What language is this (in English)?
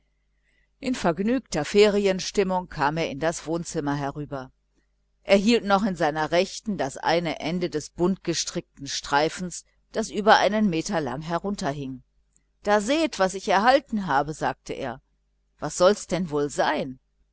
German